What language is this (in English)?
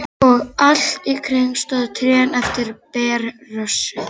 Icelandic